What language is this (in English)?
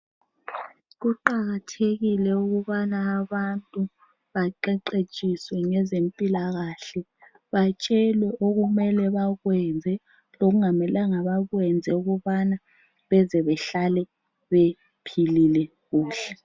North Ndebele